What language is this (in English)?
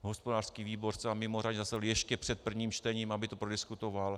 Czech